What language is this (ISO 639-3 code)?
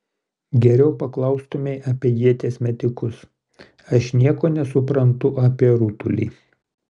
lit